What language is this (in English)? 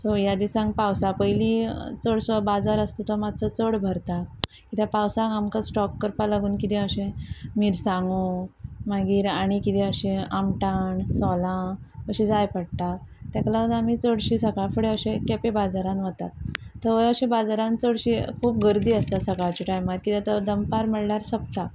Konkani